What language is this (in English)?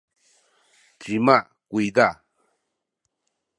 Sakizaya